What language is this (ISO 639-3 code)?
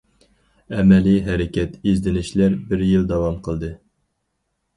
uig